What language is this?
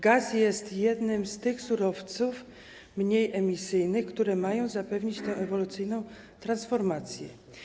Polish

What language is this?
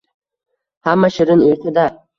Uzbek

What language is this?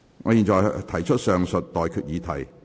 Cantonese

